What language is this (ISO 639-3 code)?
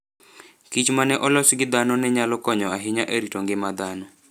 luo